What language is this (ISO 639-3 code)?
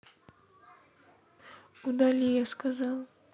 rus